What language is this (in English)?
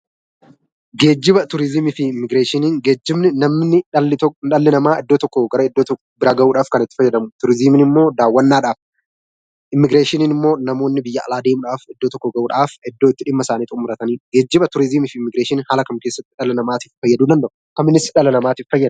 Oromo